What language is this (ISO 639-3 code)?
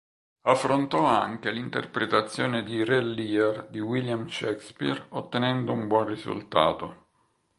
ita